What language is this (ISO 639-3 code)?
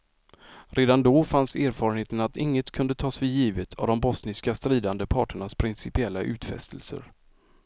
swe